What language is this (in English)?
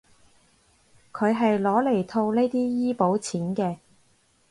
Cantonese